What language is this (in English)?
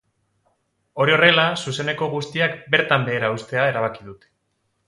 Basque